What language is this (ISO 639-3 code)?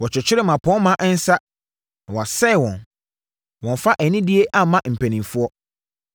aka